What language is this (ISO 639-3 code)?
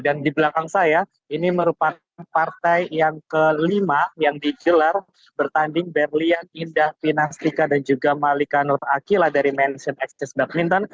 ind